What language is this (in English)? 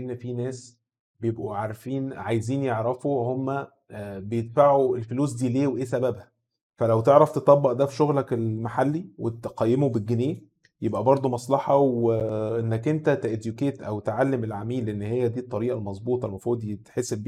Arabic